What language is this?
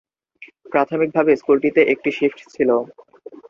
Bangla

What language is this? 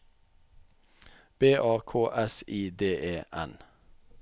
Norwegian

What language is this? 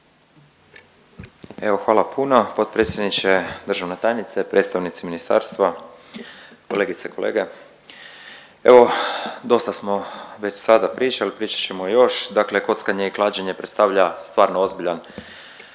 Croatian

